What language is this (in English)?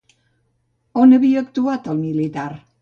Catalan